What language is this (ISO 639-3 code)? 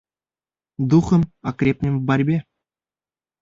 bak